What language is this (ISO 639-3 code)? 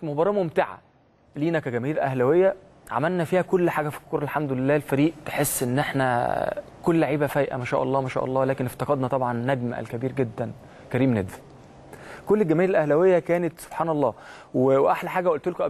ara